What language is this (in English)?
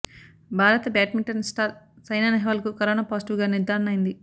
Telugu